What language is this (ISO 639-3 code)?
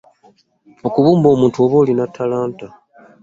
lug